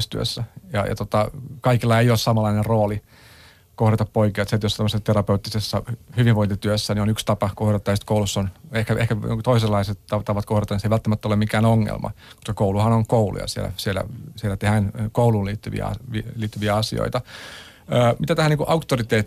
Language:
Finnish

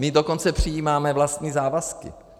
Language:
Czech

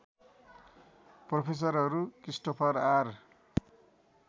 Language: Nepali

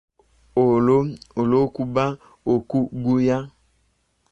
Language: Ganda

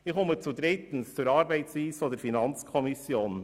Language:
Swiss German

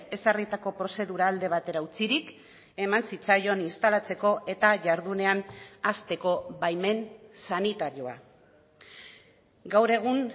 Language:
Basque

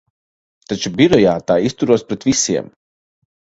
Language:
Latvian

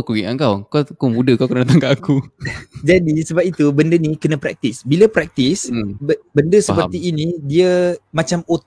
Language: Malay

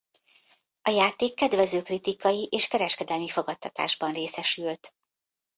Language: Hungarian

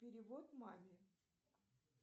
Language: Russian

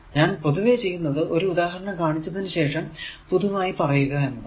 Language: Malayalam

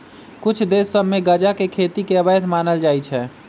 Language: Magahi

